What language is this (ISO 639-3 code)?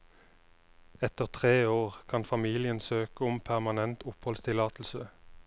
nor